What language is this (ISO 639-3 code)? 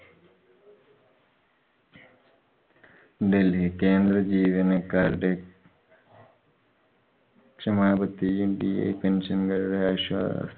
mal